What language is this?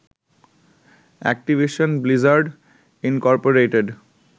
Bangla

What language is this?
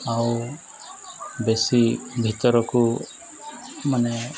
Odia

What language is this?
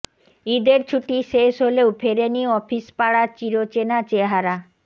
Bangla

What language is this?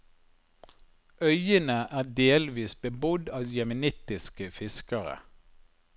Norwegian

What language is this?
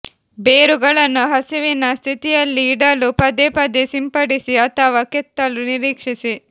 Kannada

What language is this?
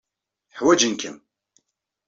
Kabyle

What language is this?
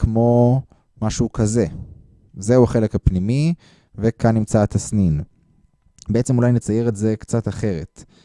Hebrew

